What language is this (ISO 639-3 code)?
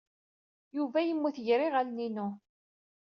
kab